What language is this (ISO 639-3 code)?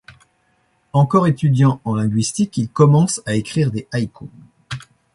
fra